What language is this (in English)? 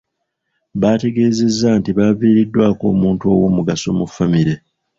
Ganda